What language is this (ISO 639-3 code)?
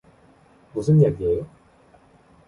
kor